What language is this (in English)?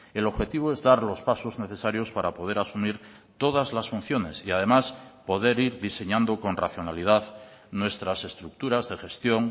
Spanish